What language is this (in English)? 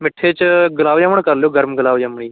Punjabi